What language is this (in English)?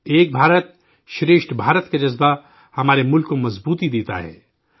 Urdu